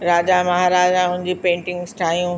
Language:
Sindhi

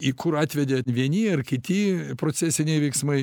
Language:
Lithuanian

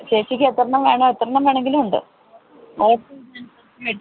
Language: Malayalam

